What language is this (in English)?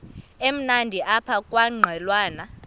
Xhosa